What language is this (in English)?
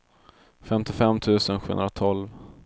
Swedish